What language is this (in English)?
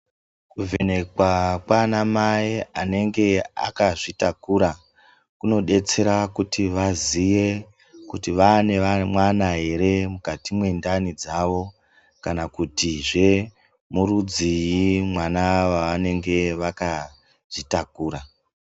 Ndau